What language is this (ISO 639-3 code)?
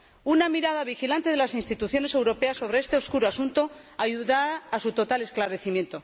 spa